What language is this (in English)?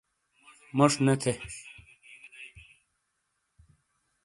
Shina